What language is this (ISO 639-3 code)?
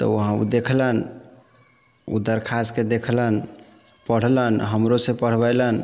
mai